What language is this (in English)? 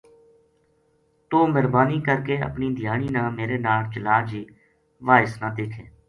Gujari